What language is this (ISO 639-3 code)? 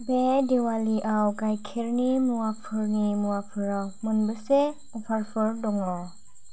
brx